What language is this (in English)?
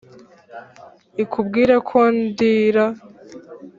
Kinyarwanda